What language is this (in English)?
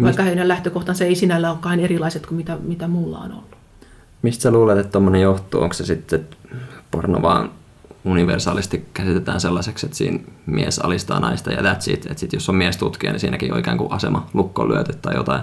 Finnish